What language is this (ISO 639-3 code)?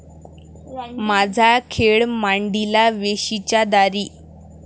mar